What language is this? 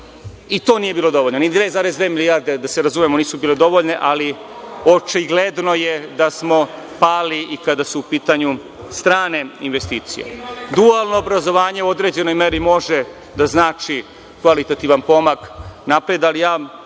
Serbian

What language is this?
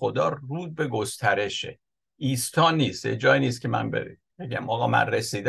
Persian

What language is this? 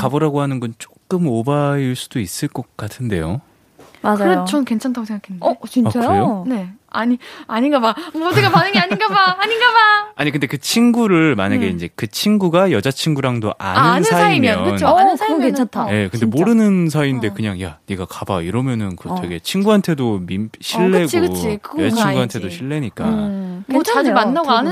Korean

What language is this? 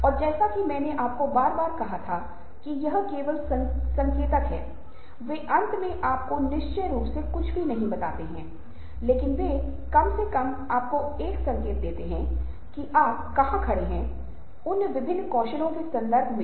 Hindi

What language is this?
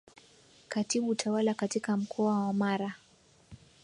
Swahili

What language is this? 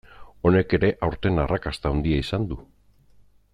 Basque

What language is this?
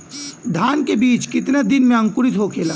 Bhojpuri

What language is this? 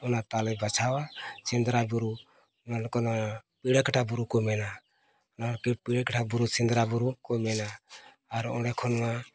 Santali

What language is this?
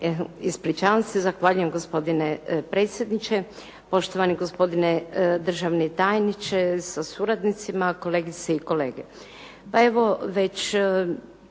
Croatian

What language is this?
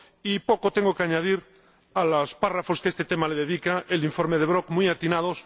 Spanish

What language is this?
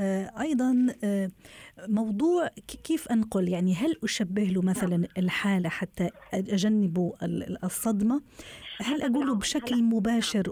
Arabic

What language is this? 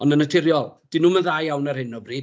Welsh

